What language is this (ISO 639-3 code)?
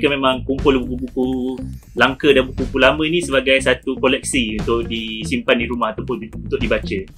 msa